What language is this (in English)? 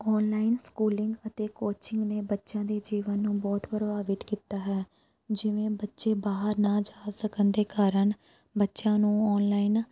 Punjabi